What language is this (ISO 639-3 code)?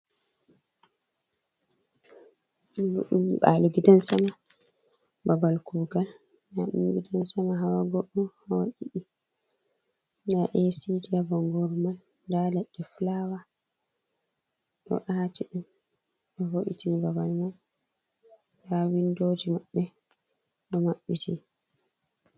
ful